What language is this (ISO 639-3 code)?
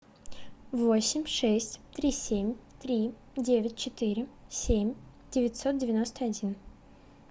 rus